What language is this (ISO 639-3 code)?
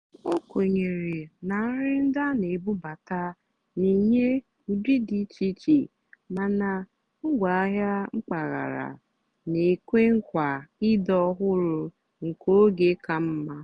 ibo